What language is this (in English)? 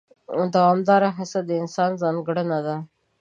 Pashto